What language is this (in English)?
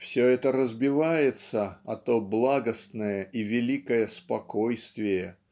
Russian